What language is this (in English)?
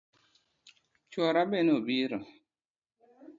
Luo (Kenya and Tanzania)